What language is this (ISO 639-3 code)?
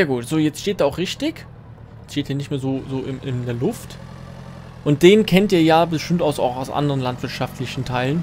deu